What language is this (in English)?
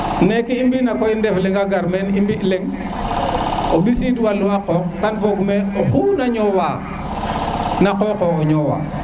Serer